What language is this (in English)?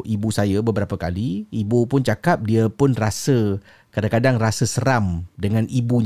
Malay